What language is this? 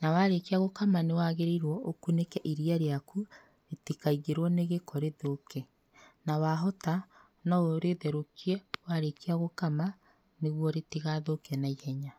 Kikuyu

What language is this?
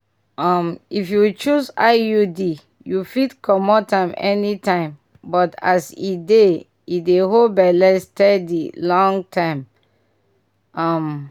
Nigerian Pidgin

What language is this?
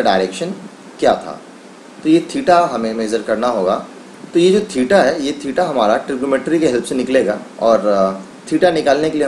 Hindi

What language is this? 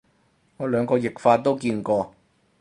Cantonese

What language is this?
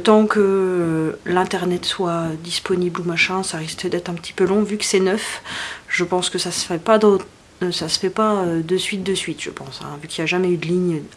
French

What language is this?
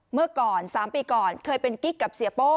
Thai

